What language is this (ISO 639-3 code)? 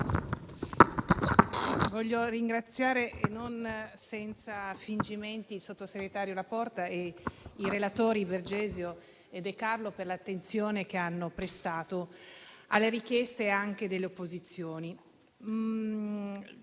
ita